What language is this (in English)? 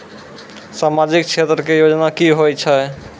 Maithili